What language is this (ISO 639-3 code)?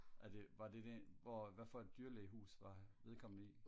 dan